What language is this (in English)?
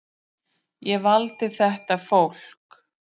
Icelandic